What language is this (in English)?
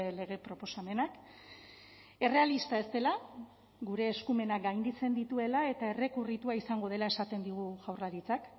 Basque